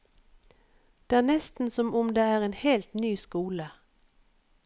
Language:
Norwegian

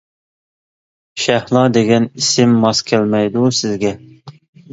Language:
Uyghur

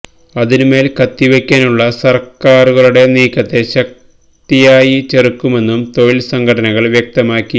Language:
Malayalam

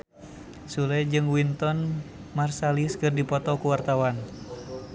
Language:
Sundanese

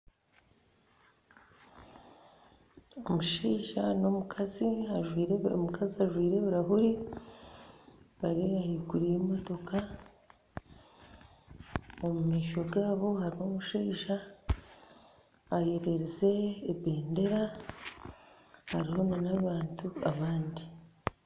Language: Nyankole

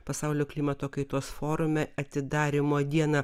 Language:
Lithuanian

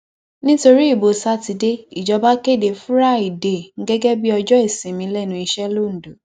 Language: Yoruba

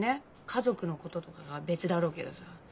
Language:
Japanese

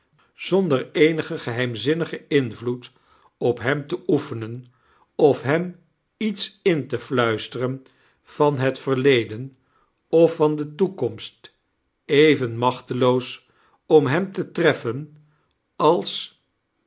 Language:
Dutch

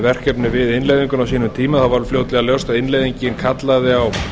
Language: Icelandic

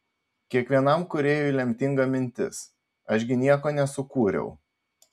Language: Lithuanian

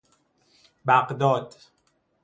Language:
Persian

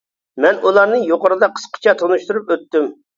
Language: Uyghur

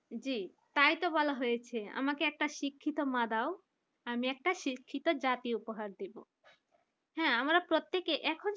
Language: Bangla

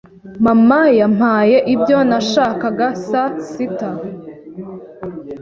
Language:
Kinyarwanda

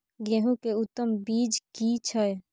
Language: Maithili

